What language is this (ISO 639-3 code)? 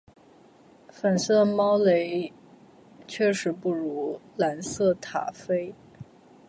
zho